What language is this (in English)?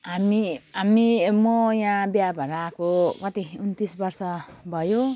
Nepali